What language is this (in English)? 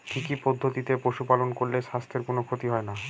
Bangla